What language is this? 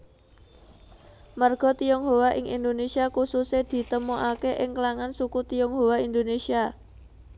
Javanese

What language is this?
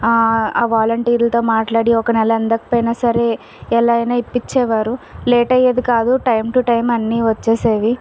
Telugu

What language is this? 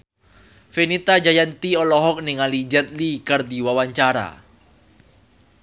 Sundanese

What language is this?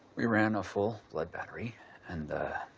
English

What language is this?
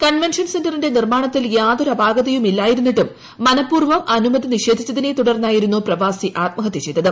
Malayalam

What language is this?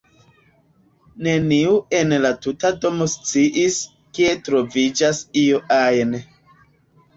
Esperanto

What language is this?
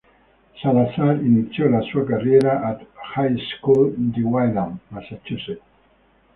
Italian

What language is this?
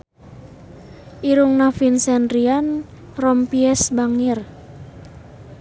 Sundanese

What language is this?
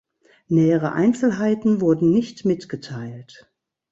German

